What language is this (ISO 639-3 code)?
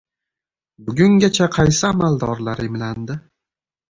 uzb